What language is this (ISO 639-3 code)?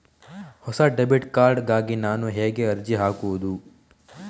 kan